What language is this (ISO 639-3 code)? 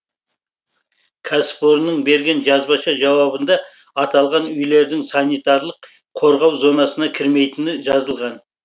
kaz